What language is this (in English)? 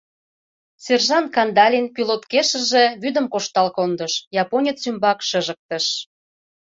Mari